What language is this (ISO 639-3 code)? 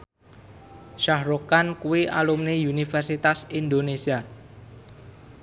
jav